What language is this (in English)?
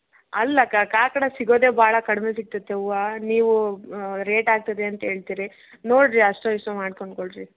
Kannada